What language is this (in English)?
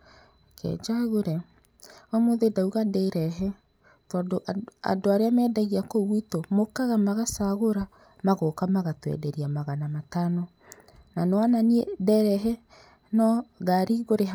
Kikuyu